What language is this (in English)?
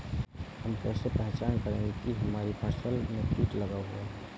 Hindi